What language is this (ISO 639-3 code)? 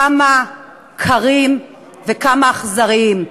heb